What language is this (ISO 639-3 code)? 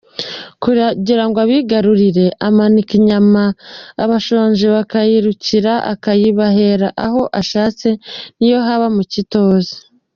kin